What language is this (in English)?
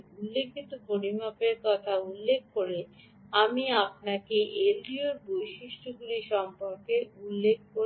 Bangla